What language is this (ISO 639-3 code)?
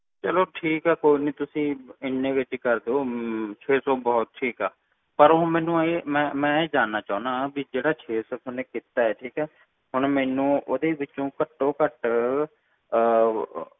pan